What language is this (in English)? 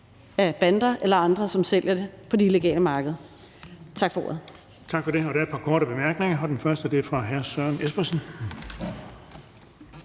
Danish